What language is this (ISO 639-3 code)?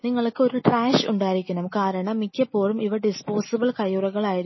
mal